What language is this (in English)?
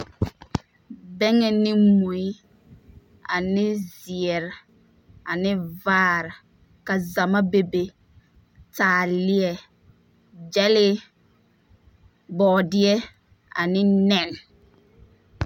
Southern Dagaare